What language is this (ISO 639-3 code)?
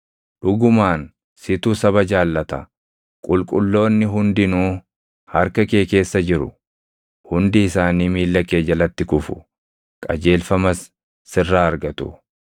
orm